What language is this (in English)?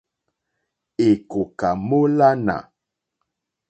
Mokpwe